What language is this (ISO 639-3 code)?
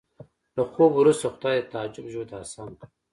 pus